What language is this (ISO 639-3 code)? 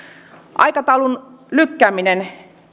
fin